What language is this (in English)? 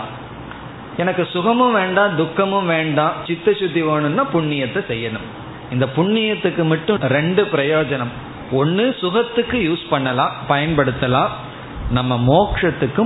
Tamil